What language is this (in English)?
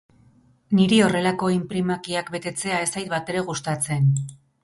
Basque